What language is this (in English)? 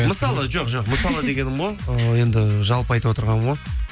Kazakh